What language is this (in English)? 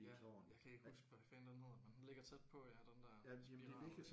Danish